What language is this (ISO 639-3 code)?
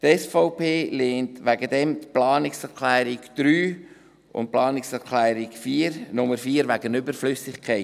gsw